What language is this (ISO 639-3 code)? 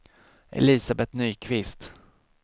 swe